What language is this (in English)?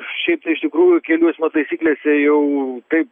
Lithuanian